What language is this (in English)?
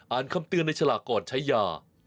Thai